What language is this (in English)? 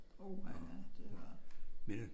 Danish